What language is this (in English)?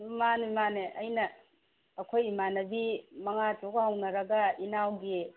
Manipuri